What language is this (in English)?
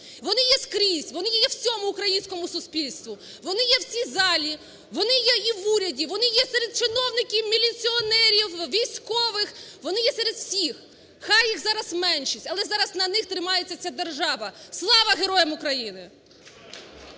Ukrainian